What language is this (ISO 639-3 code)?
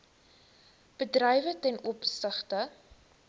afr